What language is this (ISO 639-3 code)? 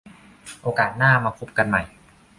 tha